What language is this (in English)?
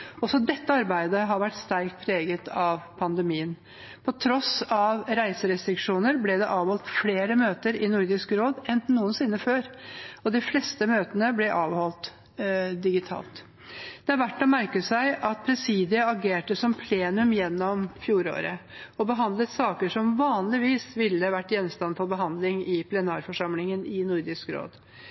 Norwegian Bokmål